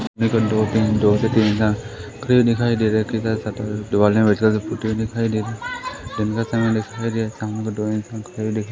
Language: Hindi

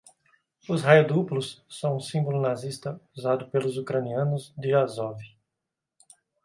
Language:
Portuguese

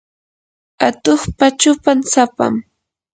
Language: Yanahuanca Pasco Quechua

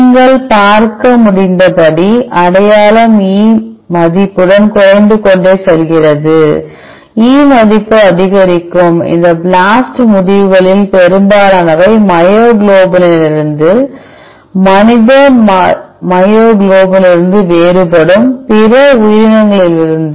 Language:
Tamil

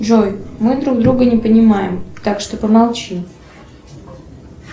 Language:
Russian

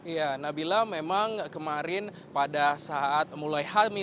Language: Indonesian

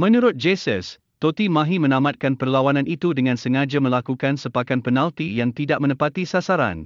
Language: Malay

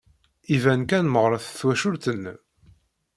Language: Kabyle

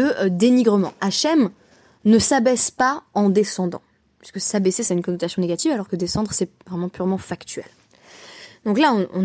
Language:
French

